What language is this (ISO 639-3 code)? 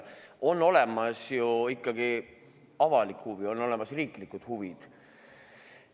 est